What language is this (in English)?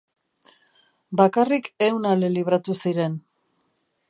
Basque